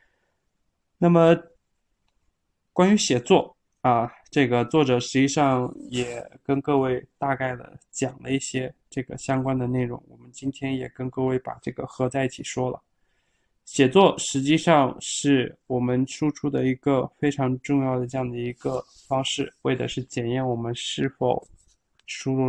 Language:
Chinese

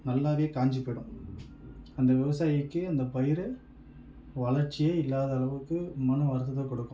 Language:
Tamil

